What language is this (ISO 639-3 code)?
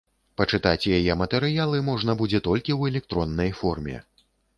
bel